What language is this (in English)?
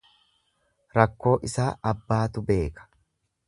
Oromo